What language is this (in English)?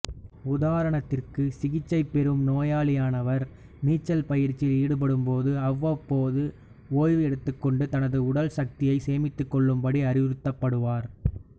Tamil